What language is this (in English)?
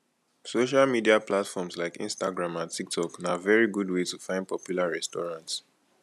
Nigerian Pidgin